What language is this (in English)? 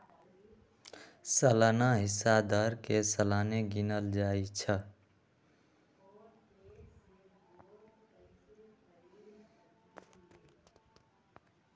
Magahi